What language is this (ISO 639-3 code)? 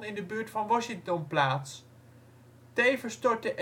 nld